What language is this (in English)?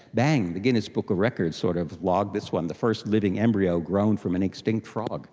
English